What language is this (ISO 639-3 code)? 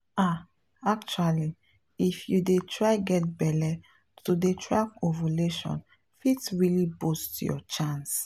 pcm